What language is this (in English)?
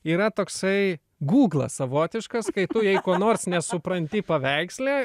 Lithuanian